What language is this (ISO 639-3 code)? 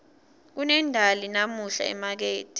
ssw